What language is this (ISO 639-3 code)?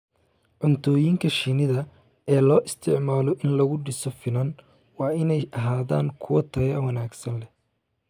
som